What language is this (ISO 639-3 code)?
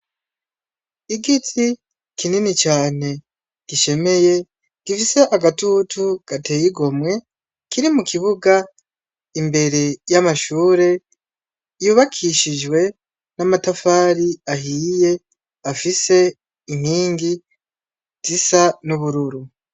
run